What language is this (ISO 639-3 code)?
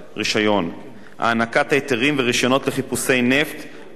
heb